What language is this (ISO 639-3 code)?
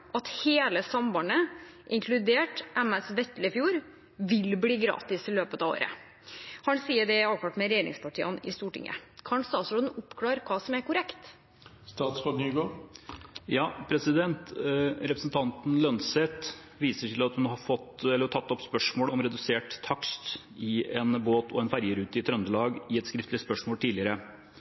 nob